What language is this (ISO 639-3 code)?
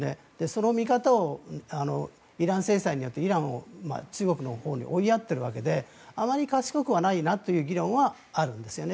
jpn